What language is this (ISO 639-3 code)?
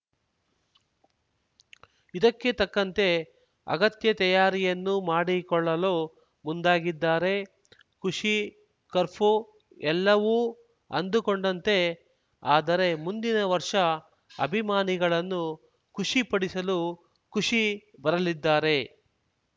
kan